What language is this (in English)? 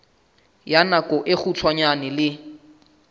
Southern Sotho